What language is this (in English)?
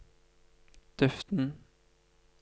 Norwegian